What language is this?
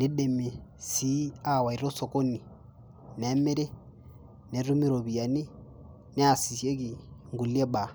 Masai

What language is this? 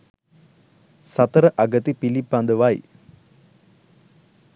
Sinhala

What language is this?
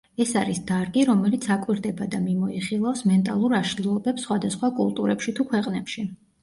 Georgian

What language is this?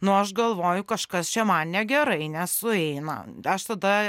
Lithuanian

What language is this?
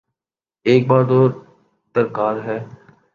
Urdu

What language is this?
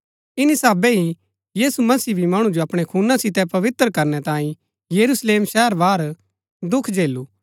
Gaddi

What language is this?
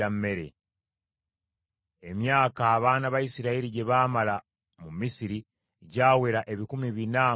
Ganda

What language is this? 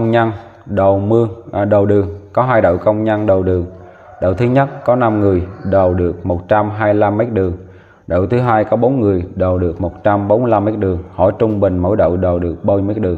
Vietnamese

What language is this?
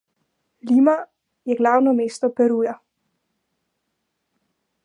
Slovenian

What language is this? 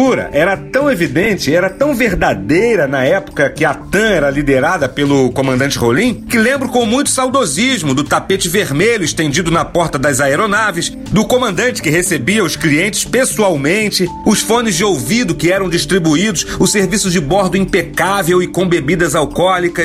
Portuguese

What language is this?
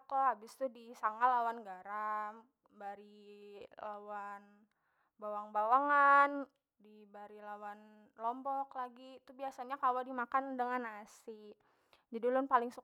Banjar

